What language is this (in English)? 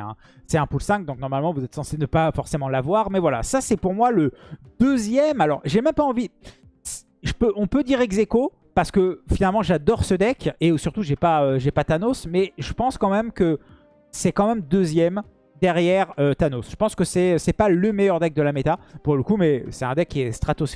French